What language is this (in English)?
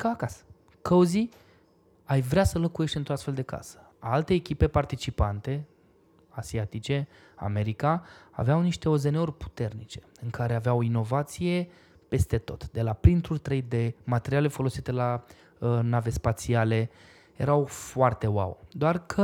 Romanian